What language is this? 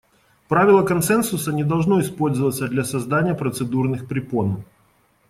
Russian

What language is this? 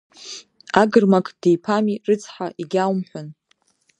Abkhazian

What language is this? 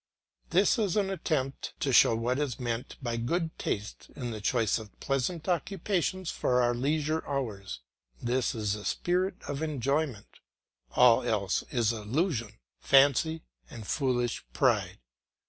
English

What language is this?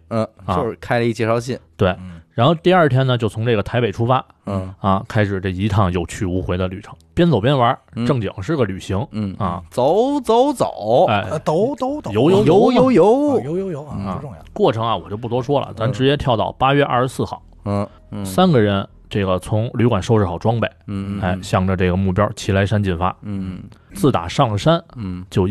Chinese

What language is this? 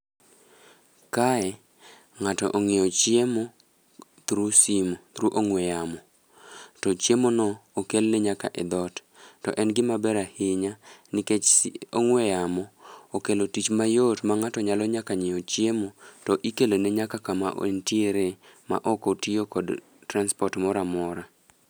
Luo (Kenya and Tanzania)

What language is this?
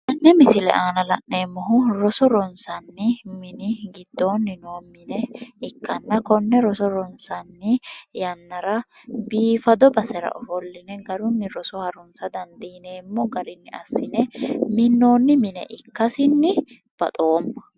Sidamo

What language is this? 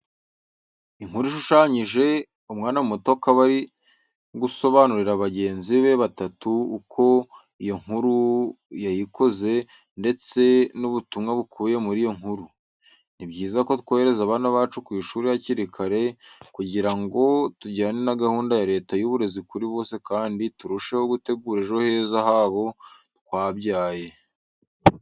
Kinyarwanda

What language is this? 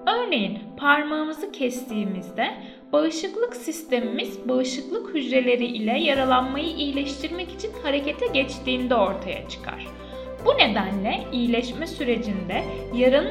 Turkish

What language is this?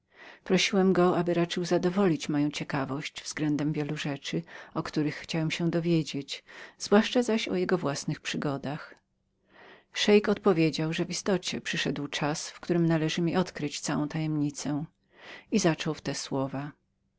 Polish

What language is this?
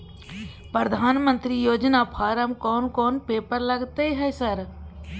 Maithili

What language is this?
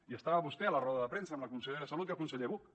Catalan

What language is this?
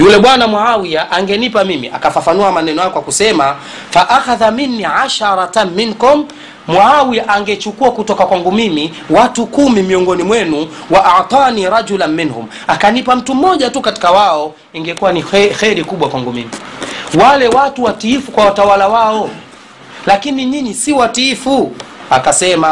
Swahili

